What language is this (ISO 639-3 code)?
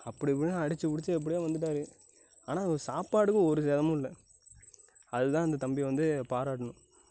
tam